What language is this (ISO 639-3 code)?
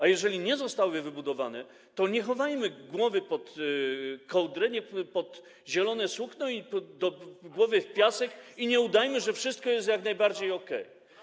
pol